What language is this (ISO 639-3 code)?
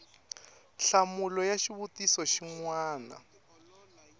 tso